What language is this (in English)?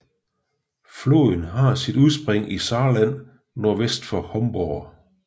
Danish